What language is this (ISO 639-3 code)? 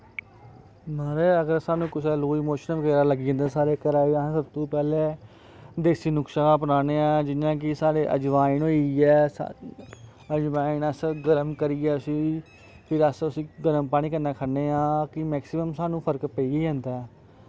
doi